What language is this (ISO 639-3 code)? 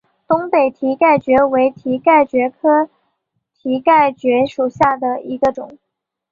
zho